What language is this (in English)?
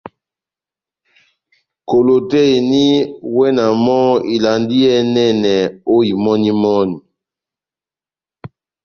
Batanga